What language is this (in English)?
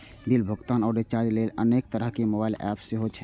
Maithili